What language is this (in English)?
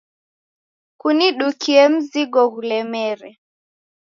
Taita